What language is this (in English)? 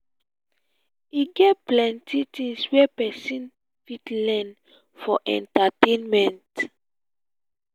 Nigerian Pidgin